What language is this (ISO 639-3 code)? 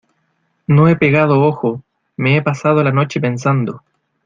spa